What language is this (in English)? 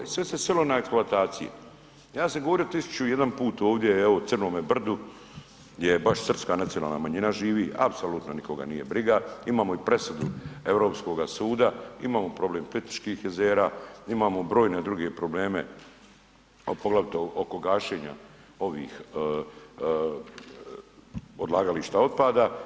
Croatian